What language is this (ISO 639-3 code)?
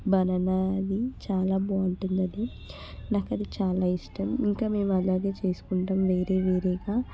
tel